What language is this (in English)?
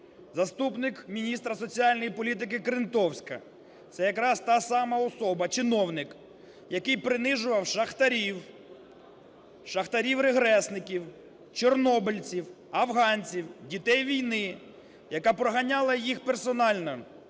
Ukrainian